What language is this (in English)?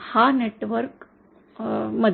Marathi